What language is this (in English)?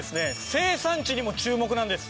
Japanese